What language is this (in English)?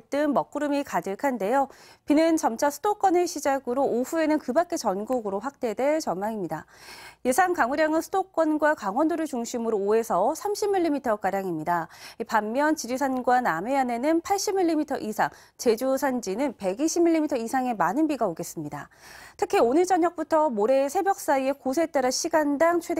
Korean